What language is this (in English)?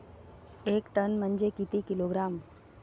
Marathi